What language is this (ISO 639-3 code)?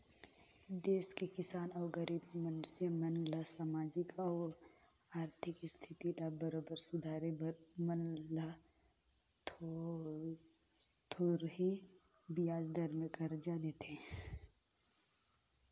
hne